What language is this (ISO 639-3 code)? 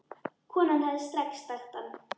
isl